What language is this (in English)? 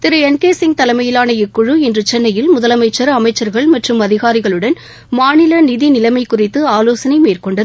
Tamil